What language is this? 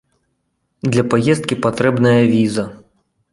Belarusian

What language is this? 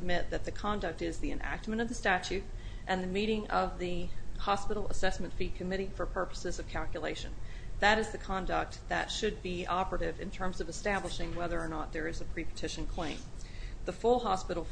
English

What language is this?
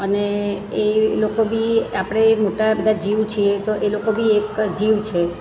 Gujarati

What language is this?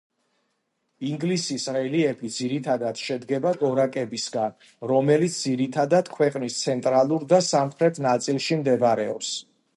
Georgian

